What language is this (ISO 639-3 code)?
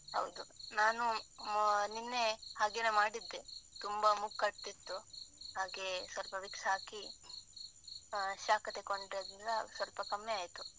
kan